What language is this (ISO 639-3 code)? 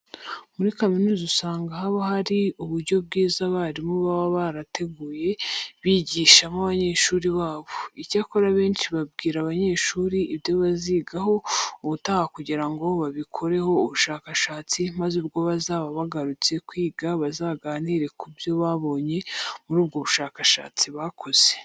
kin